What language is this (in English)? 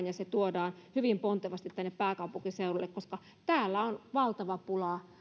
Finnish